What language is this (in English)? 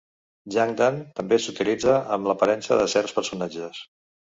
Catalan